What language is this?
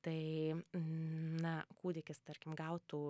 Lithuanian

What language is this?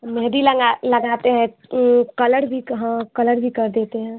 Hindi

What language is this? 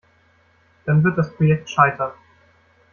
German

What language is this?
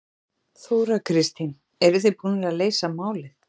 Icelandic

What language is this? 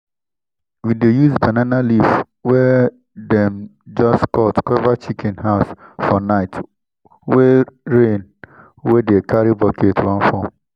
Nigerian Pidgin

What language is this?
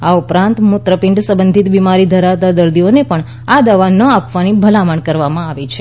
Gujarati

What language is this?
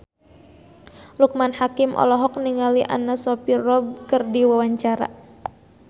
Sundanese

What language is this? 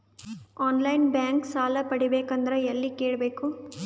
Kannada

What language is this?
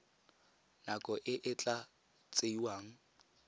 Tswana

